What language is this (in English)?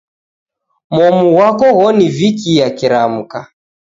Taita